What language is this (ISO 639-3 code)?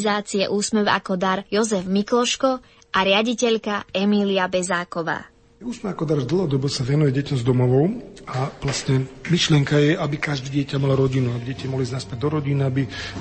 slk